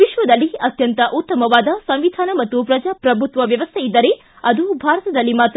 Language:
Kannada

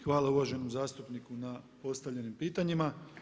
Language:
Croatian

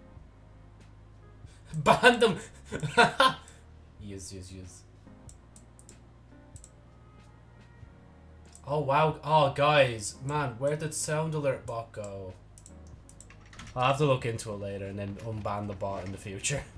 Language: English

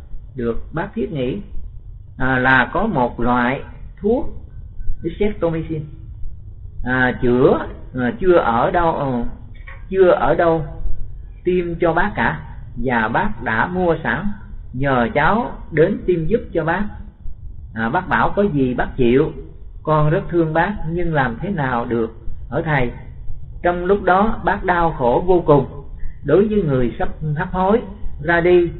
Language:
Vietnamese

